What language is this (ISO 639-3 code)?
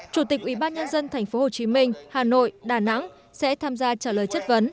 vie